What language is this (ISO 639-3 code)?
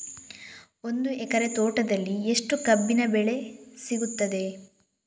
kan